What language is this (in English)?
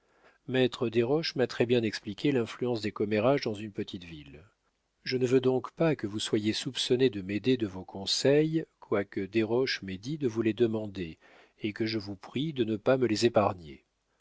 French